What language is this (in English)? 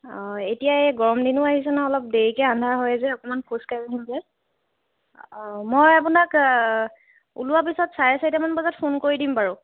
Assamese